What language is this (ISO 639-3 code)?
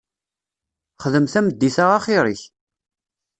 kab